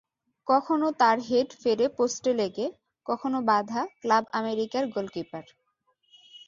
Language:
Bangla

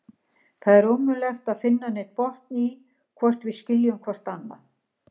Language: Icelandic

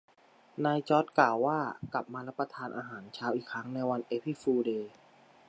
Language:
Thai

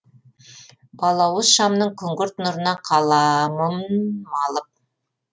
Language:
Kazakh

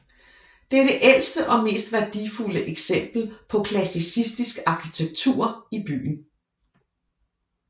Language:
Danish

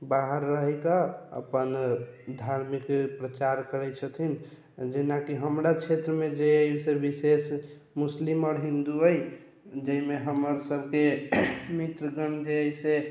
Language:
Maithili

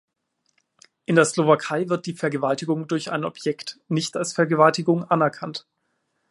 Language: German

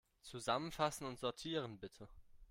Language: German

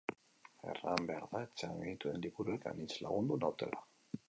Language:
Basque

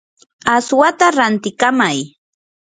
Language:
Yanahuanca Pasco Quechua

